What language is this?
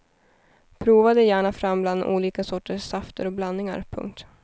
Swedish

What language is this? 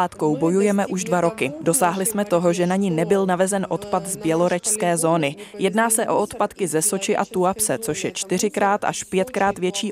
Czech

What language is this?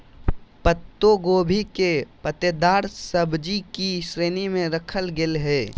Magahi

